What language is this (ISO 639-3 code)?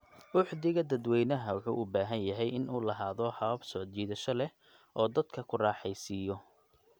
som